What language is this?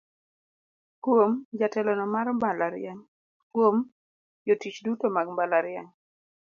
Luo (Kenya and Tanzania)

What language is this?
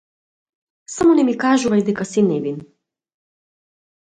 Macedonian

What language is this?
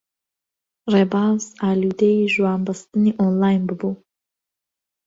Central Kurdish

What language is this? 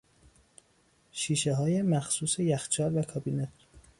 Persian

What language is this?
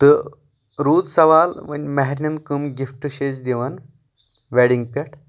Kashmiri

